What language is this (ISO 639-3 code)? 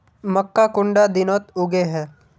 mag